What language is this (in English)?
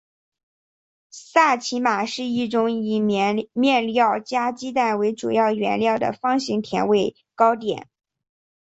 Chinese